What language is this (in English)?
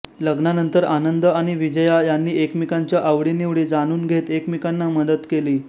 Marathi